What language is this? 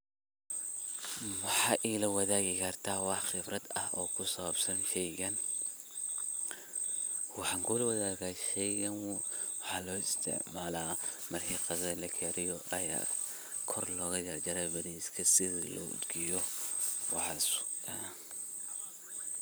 Somali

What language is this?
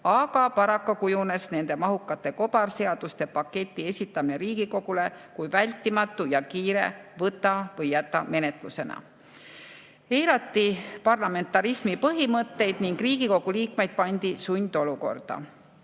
Estonian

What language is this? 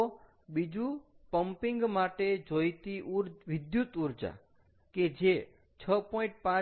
Gujarati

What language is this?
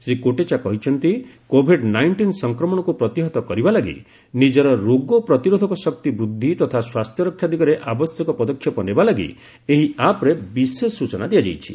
Odia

